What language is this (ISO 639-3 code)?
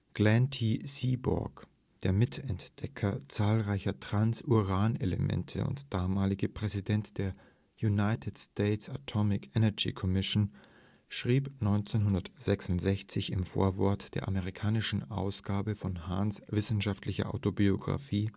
deu